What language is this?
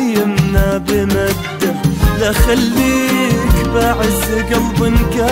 Arabic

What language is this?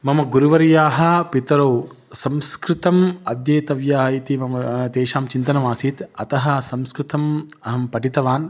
Sanskrit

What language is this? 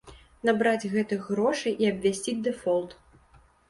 Belarusian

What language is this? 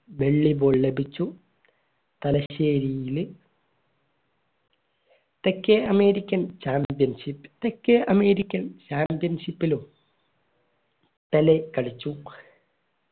Malayalam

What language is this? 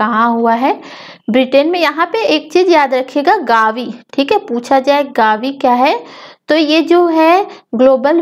Hindi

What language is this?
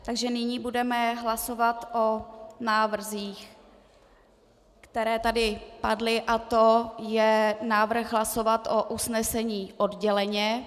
Czech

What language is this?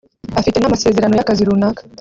Kinyarwanda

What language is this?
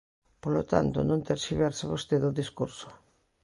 Galician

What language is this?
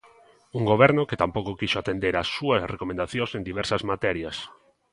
Galician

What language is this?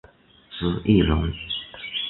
Chinese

